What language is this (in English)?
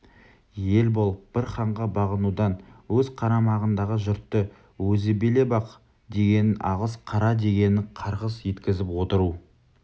Kazakh